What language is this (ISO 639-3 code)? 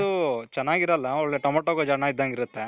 kan